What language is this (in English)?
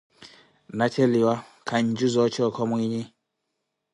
Koti